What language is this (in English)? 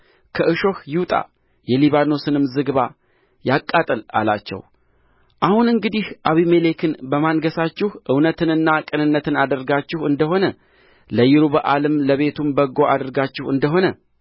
Amharic